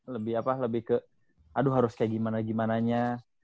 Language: Indonesian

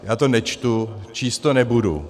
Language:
Czech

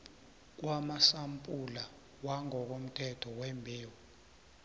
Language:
South Ndebele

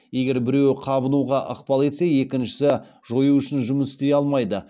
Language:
Kazakh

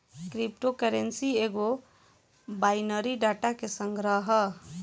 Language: Bhojpuri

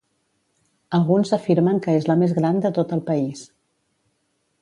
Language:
Catalan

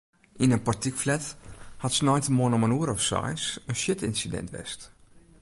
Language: Western Frisian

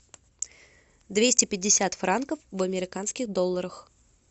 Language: Russian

